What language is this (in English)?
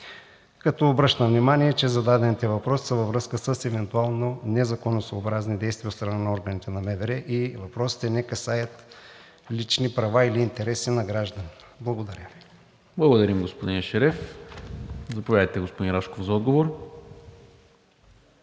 Bulgarian